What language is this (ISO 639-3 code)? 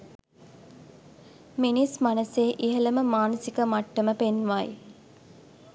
sin